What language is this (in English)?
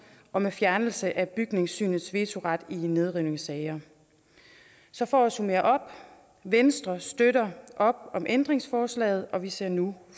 Danish